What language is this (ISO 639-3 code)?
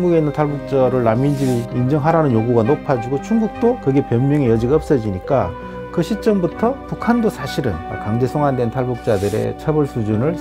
kor